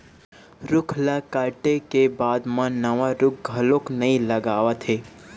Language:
Chhattisgarhi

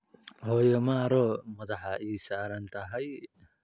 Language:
Somali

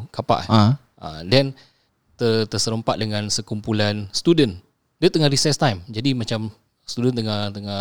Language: Malay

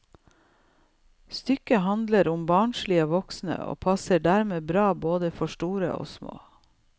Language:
Norwegian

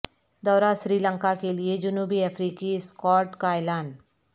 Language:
Urdu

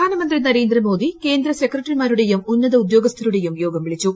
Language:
Malayalam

